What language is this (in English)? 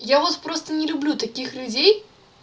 Russian